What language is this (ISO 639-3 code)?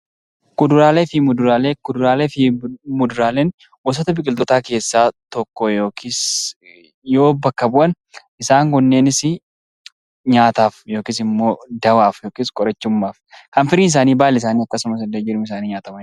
orm